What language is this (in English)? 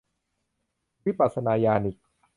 Thai